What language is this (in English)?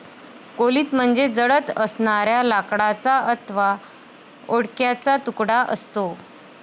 Marathi